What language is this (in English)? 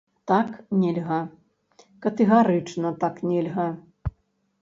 Belarusian